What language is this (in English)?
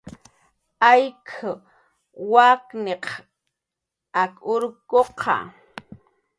Jaqaru